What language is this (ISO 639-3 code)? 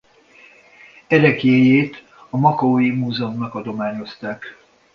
hun